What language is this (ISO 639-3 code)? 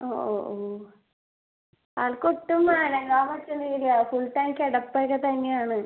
mal